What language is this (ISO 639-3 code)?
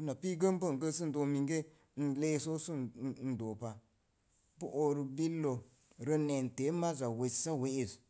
ver